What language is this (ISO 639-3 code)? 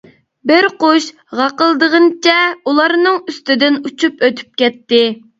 uig